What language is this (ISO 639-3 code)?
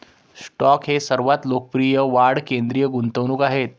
mar